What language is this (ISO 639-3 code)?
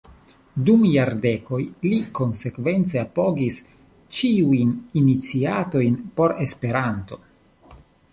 epo